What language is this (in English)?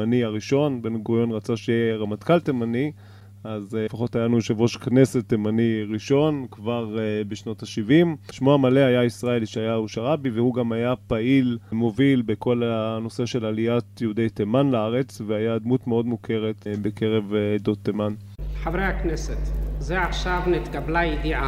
Hebrew